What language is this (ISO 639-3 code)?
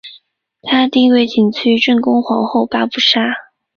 zho